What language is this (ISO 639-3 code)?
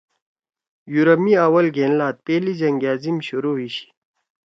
trw